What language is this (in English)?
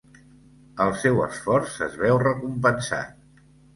Catalan